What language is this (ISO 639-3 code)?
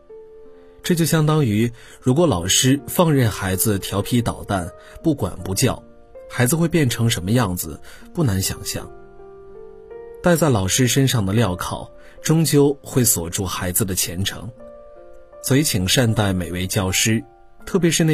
zho